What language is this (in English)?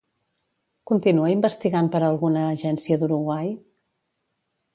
Catalan